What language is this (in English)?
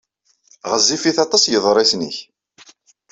Kabyle